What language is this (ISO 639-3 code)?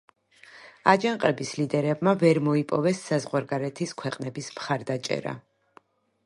kat